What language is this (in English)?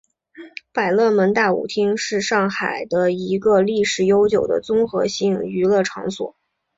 Chinese